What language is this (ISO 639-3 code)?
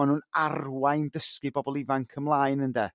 cym